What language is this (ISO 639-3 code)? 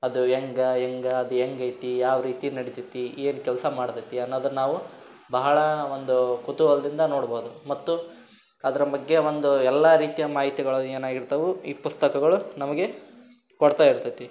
kan